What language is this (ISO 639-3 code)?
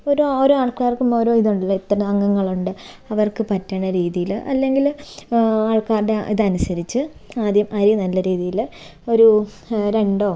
mal